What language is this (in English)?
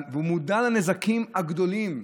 Hebrew